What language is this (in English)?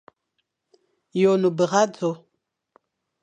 Fang